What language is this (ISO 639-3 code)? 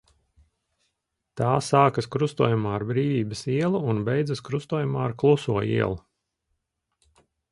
lav